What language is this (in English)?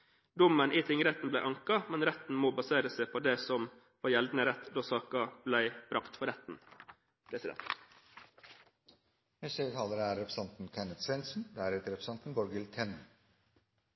Norwegian Bokmål